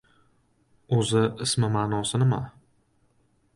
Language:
Uzbek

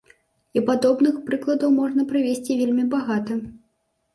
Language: Belarusian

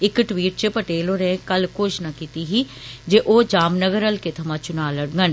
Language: Dogri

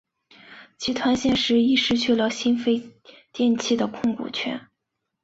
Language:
Chinese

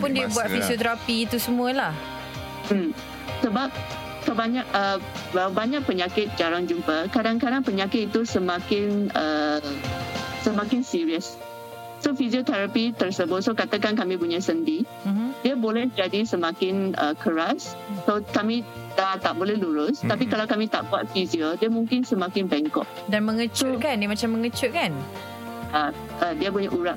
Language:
Malay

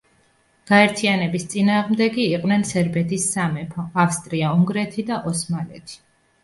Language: Georgian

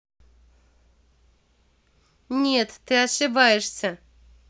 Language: Russian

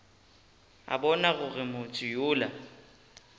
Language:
Northern Sotho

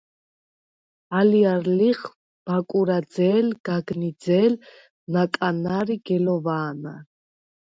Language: Svan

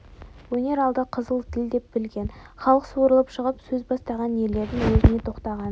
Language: Kazakh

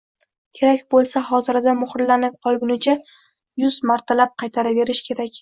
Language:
Uzbek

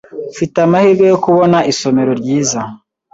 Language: Kinyarwanda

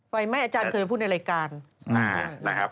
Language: Thai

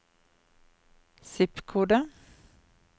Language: Norwegian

